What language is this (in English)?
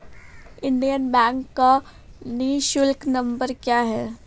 Hindi